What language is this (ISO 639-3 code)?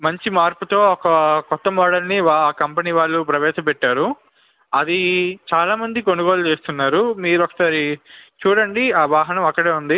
tel